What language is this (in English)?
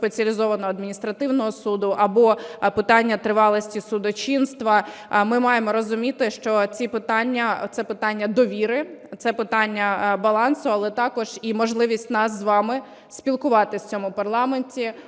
Ukrainian